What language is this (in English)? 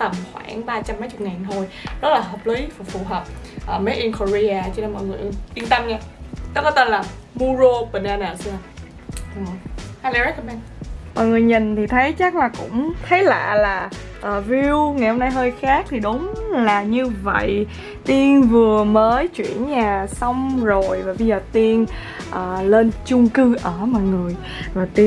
Vietnamese